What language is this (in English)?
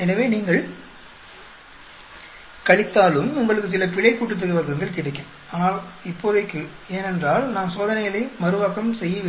Tamil